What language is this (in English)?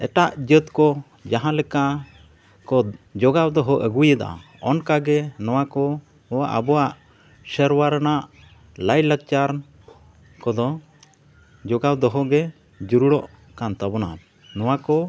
Santali